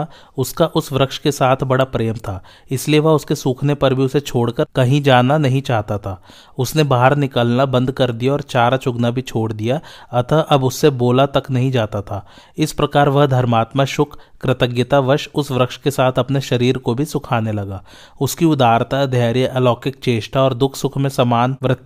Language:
Hindi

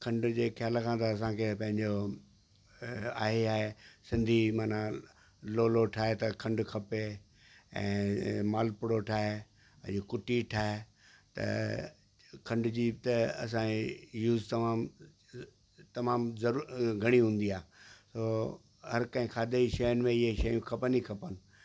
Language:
Sindhi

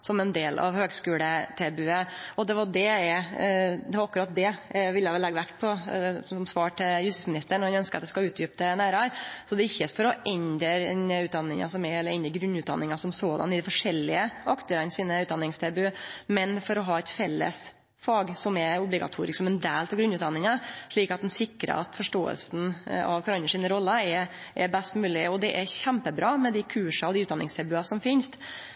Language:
Norwegian Nynorsk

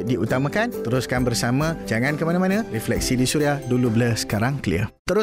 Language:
Malay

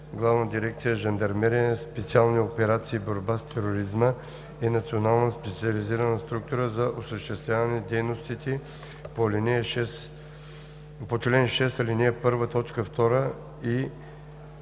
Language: Bulgarian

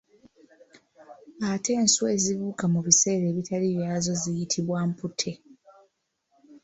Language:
Ganda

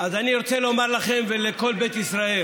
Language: Hebrew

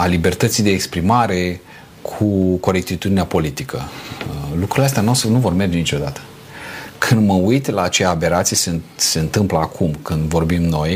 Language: Romanian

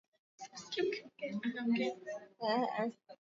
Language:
Swahili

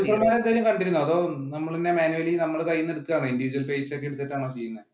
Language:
Malayalam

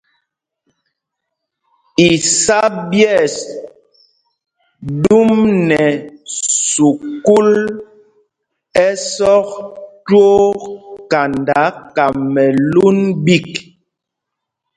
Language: Mpumpong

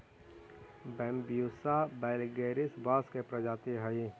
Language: Magahi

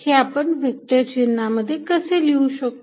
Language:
Marathi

